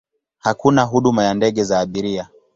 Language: Swahili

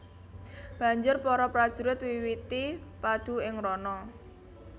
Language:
Javanese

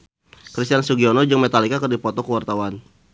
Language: Sundanese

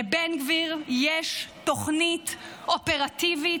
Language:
Hebrew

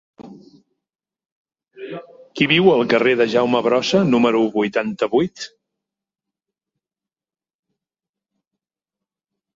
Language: Catalan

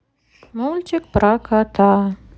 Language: Russian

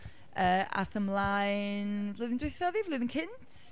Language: Welsh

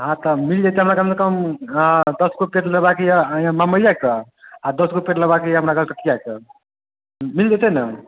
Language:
Maithili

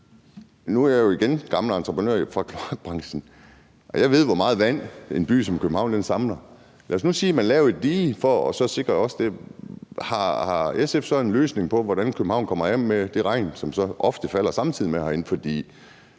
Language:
Danish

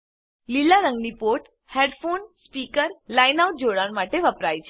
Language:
Gujarati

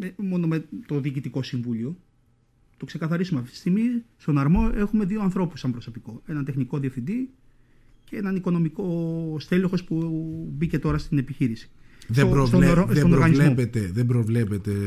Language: Greek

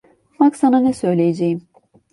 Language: Turkish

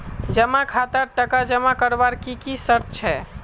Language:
Magahi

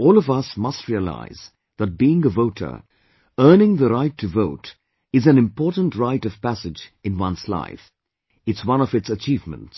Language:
English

